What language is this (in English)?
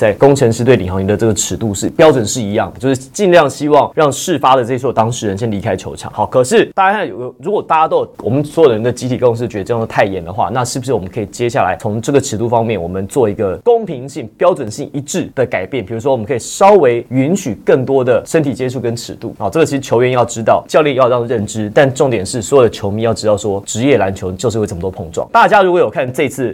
Chinese